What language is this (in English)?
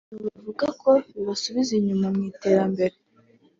Kinyarwanda